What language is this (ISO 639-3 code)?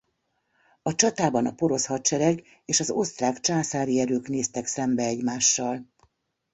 hun